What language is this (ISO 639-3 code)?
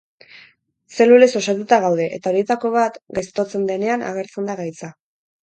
eus